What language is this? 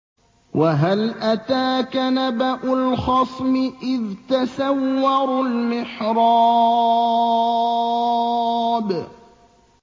Arabic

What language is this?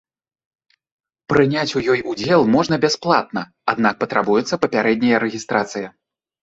Belarusian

